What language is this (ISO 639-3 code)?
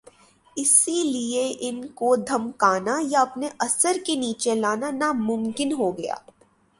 urd